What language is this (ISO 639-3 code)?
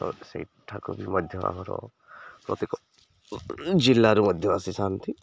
ori